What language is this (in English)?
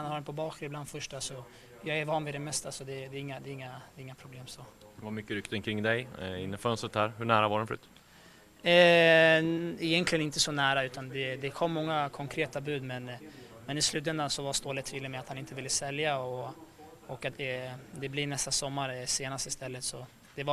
Swedish